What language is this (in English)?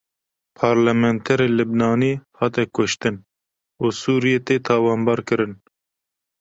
Kurdish